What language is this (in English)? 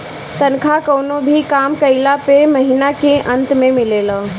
Bhojpuri